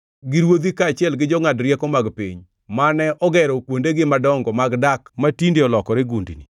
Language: Luo (Kenya and Tanzania)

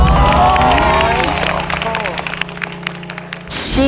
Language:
Thai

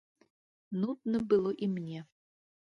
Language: Belarusian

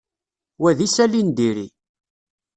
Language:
Kabyle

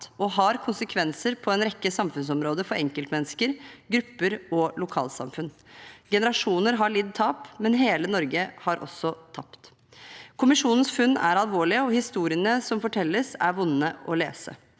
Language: Norwegian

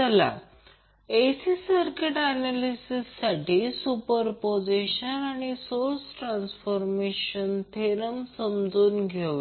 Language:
Marathi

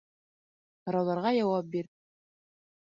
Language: Bashkir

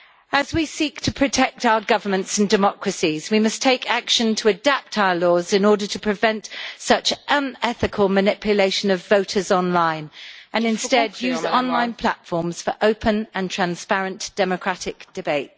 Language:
English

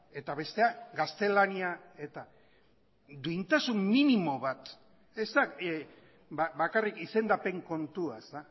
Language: Basque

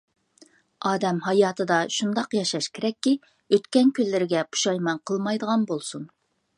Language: Uyghur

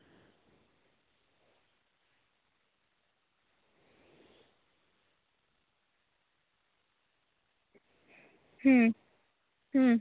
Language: Santali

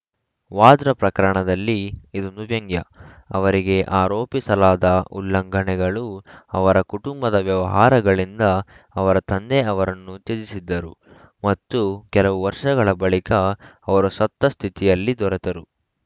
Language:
Kannada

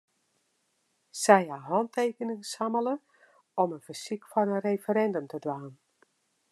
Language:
Western Frisian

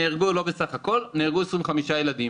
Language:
Hebrew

